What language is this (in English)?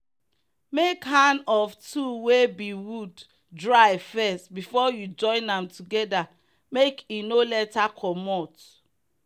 Nigerian Pidgin